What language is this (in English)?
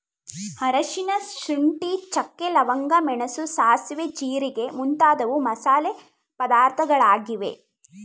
Kannada